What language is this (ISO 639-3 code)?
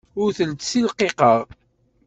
kab